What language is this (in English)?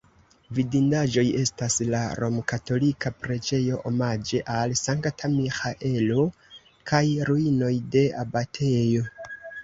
Esperanto